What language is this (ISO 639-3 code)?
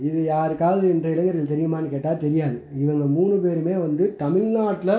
tam